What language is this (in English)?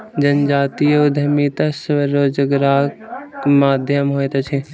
Maithili